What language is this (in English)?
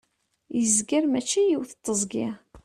Kabyle